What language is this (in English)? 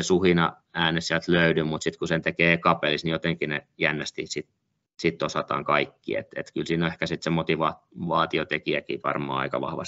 Finnish